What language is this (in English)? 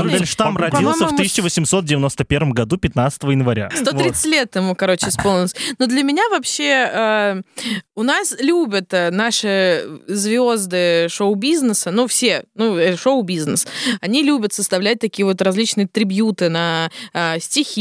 Russian